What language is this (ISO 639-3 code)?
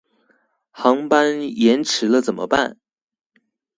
zho